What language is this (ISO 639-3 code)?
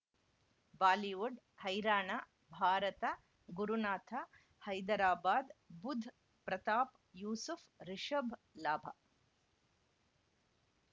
kan